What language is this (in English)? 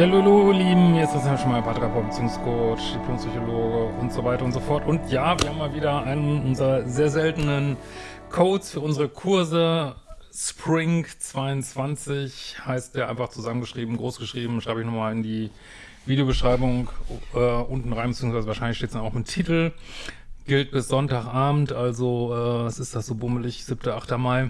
German